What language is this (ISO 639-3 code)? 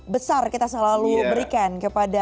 ind